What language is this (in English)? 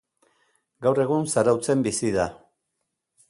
Basque